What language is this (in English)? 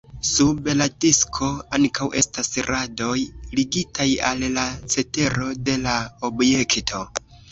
Esperanto